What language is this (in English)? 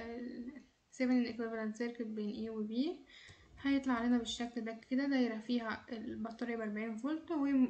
Arabic